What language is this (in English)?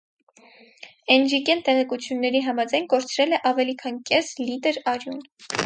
Armenian